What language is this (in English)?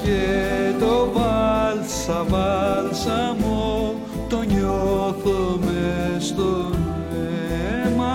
Greek